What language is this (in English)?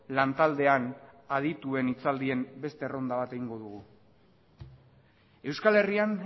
Basque